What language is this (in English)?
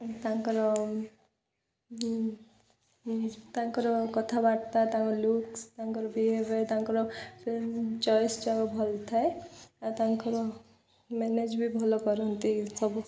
Odia